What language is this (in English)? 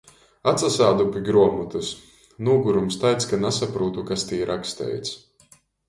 Latgalian